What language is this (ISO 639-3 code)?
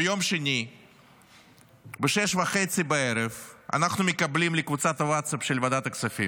heb